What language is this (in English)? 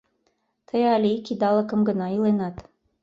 Mari